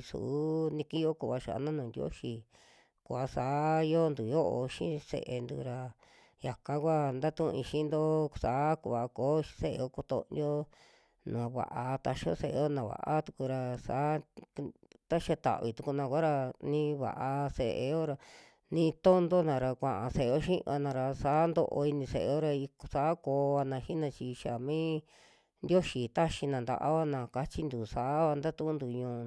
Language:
Western Juxtlahuaca Mixtec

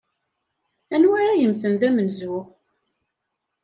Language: Kabyle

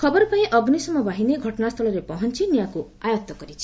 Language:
Odia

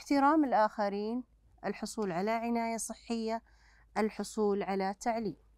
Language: Arabic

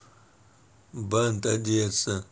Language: Russian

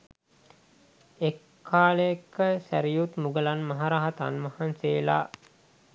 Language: Sinhala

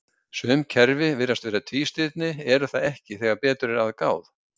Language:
Icelandic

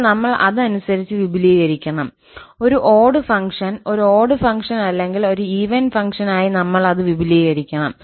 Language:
Malayalam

